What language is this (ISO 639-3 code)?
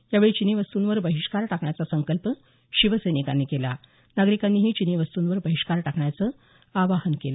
mar